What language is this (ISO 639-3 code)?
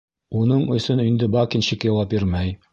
bak